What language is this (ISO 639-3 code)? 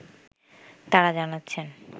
ben